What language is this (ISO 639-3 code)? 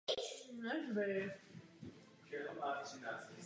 ces